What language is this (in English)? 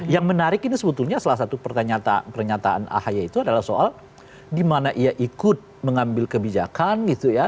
Indonesian